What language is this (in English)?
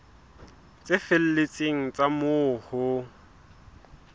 Southern Sotho